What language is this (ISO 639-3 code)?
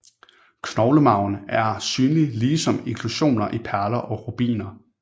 dan